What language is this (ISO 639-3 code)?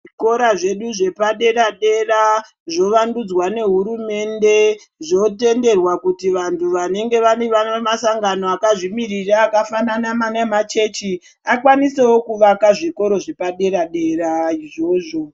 ndc